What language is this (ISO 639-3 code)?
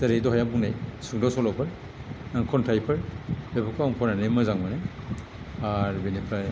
brx